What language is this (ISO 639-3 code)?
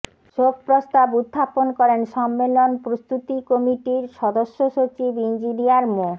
ben